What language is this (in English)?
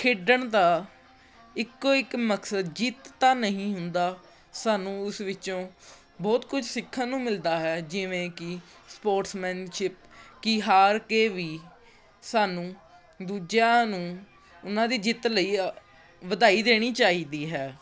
Punjabi